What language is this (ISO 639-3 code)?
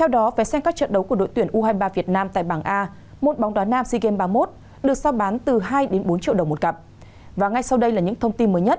vie